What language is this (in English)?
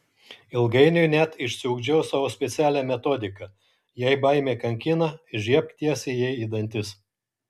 Lithuanian